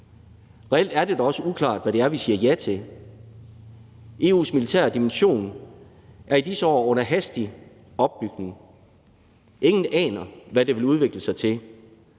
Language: Danish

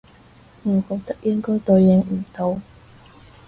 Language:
Cantonese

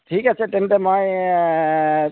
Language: Assamese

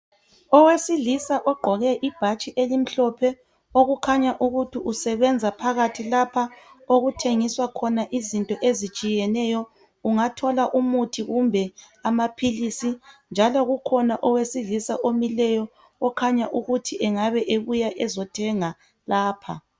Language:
North Ndebele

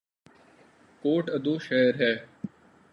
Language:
Urdu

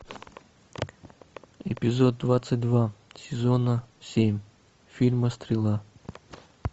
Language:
Russian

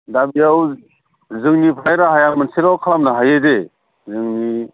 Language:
Bodo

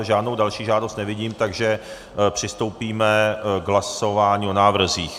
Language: Czech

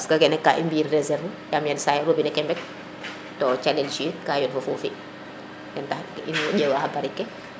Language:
Serer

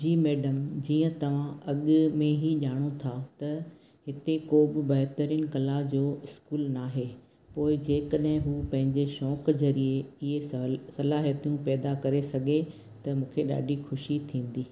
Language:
Sindhi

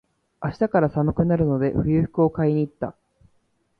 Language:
Japanese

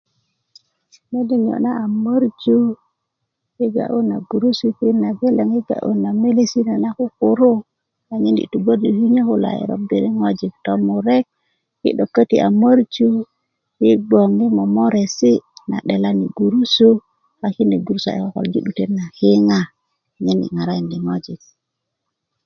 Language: Kuku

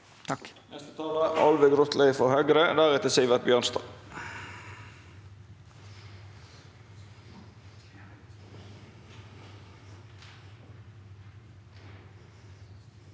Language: Norwegian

